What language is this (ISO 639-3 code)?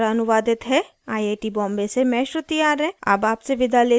hin